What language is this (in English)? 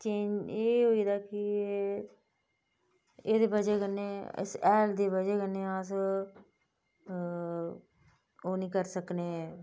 Dogri